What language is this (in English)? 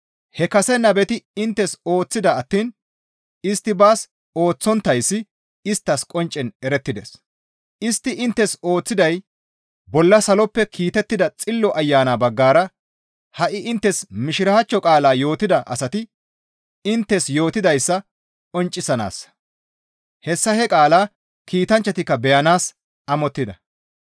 Gamo